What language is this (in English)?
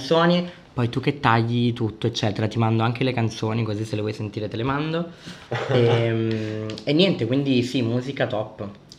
Italian